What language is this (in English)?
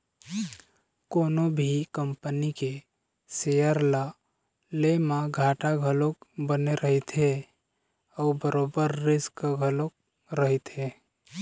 Chhattisgarhi